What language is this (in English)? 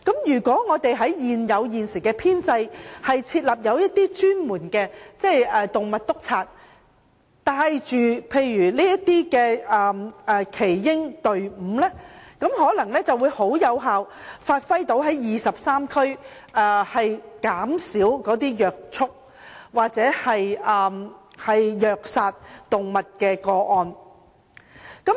Cantonese